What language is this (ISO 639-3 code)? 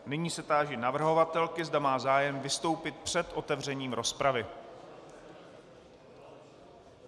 ces